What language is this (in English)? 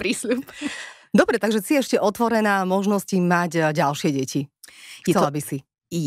Slovak